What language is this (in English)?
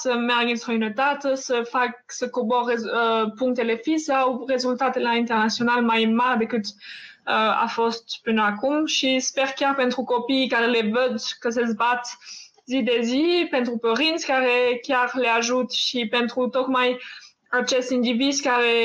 Romanian